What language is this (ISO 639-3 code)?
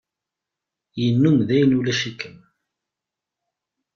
kab